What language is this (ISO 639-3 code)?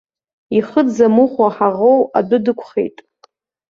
abk